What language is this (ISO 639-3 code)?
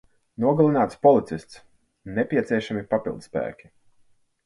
lav